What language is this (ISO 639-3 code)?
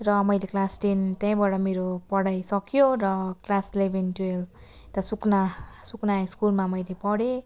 nep